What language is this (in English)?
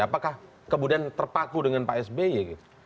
Indonesian